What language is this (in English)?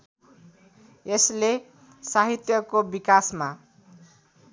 Nepali